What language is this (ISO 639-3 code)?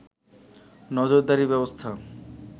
ben